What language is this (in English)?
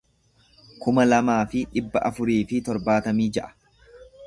Oromo